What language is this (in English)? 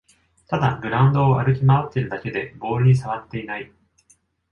Japanese